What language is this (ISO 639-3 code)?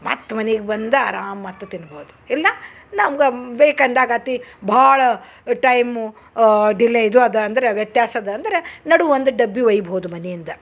kan